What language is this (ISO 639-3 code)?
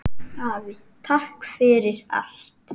isl